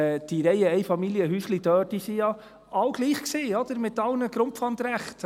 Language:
Swiss German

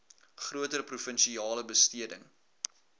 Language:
Afrikaans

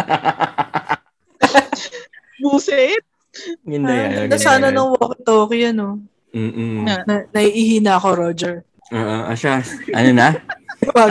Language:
Filipino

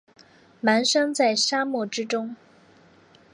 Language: Chinese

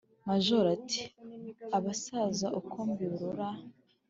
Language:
Kinyarwanda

